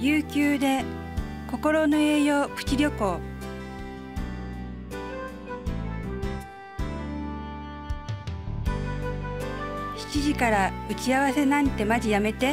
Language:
Japanese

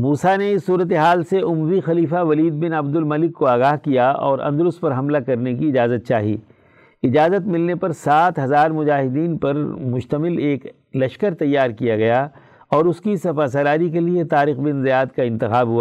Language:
Urdu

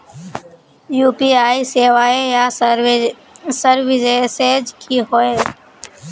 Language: Magahi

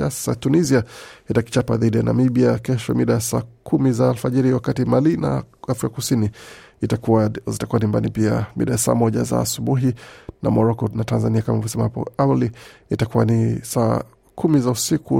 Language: Swahili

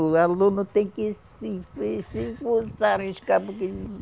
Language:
Portuguese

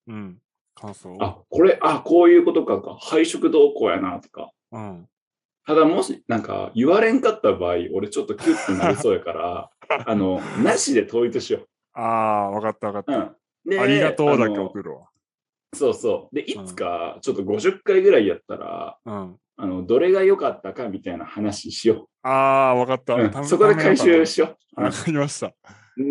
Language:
Japanese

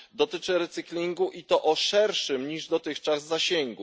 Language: Polish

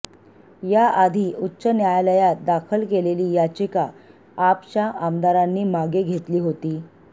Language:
Marathi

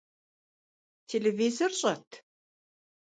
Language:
Kabardian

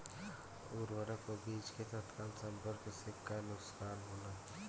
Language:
Bhojpuri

